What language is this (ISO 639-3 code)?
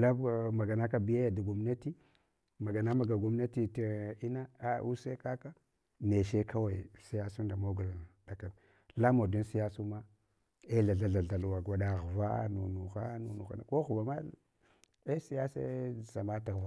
hwo